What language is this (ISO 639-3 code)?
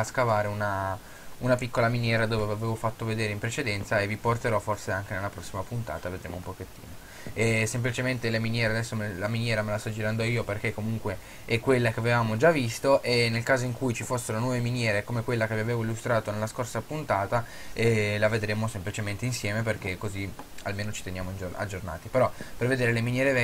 ita